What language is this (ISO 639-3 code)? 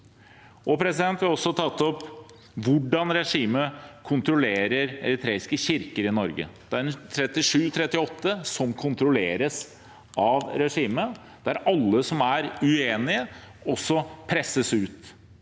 nor